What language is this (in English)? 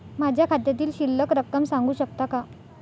Marathi